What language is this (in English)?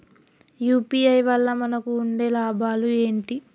Telugu